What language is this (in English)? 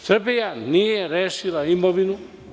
Serbian